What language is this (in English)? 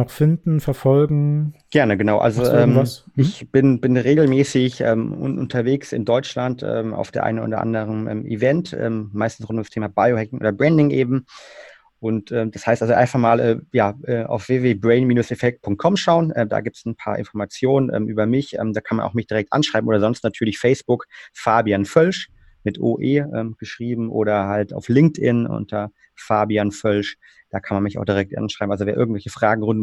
German